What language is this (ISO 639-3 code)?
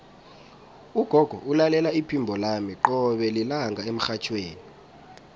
nbl